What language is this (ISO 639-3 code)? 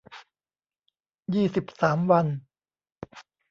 tha